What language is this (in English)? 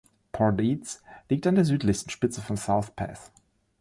German